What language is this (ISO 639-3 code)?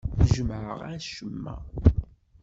kab